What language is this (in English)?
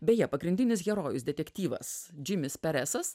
Lithuanian